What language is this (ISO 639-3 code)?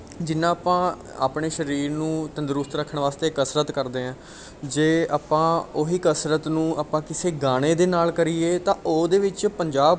pan